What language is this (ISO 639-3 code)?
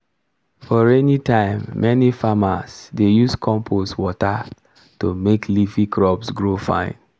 pcm